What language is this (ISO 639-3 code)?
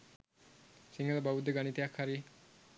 sin